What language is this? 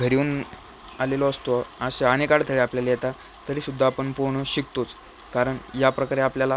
Marathi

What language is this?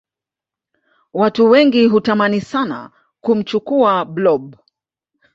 Swahili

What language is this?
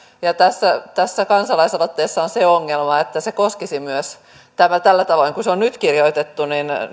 Finnish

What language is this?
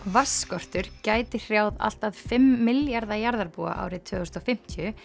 Icelandic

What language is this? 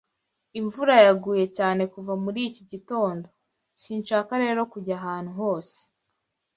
Kinyarwanda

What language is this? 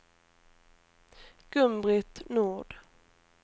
Swedish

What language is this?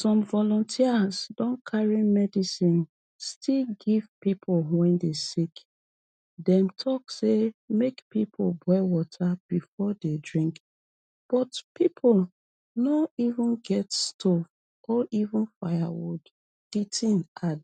Nigerian Pidgin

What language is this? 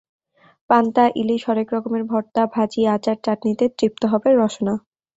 Bangla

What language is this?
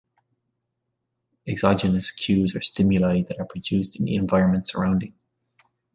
English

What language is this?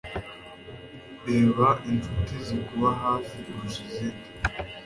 Kinyarwanda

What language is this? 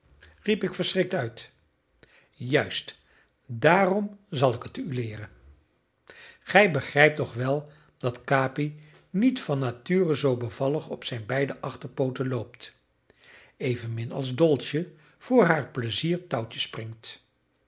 Dutch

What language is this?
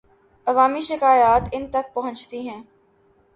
Urdu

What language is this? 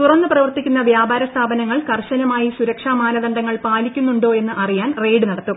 Malayalam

